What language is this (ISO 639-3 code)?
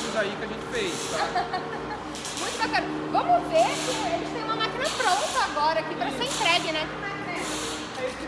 por